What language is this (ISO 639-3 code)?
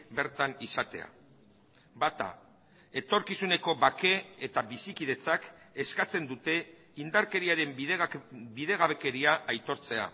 eus